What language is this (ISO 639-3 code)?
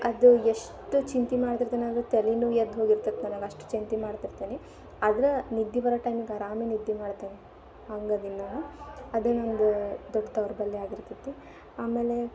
kan